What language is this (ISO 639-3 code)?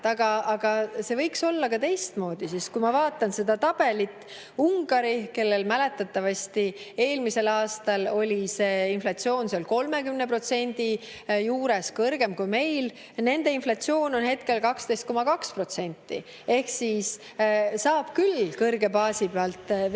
est